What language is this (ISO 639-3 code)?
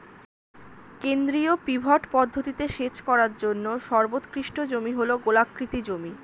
ben